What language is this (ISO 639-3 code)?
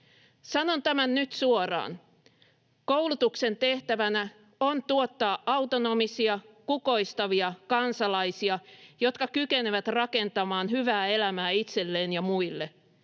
fin